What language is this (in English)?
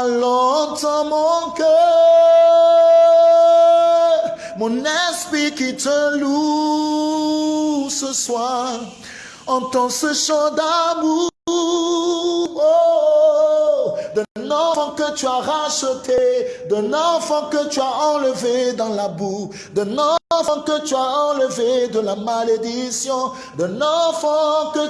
French